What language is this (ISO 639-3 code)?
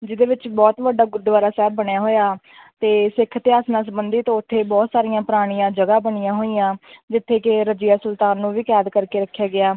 pan